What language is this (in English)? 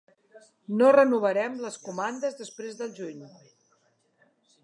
Catalan